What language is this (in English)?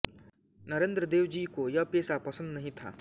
Hindi